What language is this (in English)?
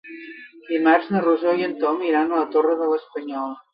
Catalan